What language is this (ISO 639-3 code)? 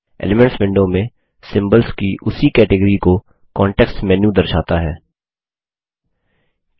hin